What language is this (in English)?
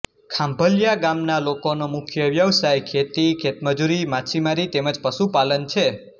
Gujarati